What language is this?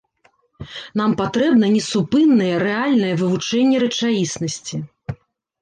Belarusian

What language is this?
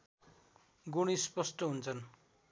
Nepali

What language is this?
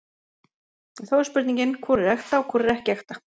Icelandic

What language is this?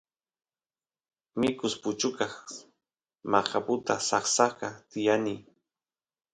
Santiago del Estero Quichua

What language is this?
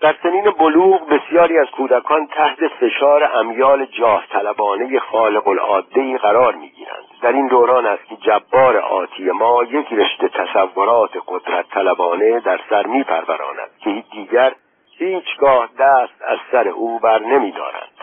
Persian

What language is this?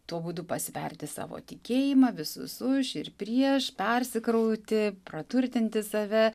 Lithuanian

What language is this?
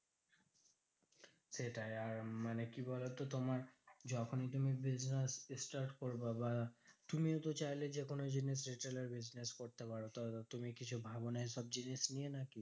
Bangla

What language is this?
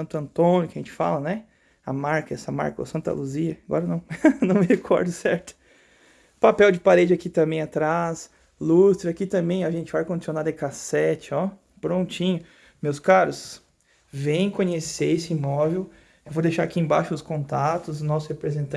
Portuguese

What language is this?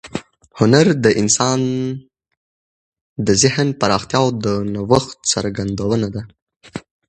Pashto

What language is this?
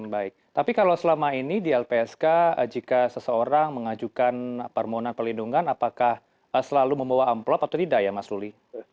Indonesian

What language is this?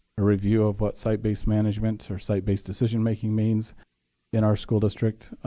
English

